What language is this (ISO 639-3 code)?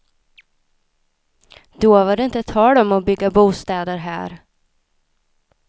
swe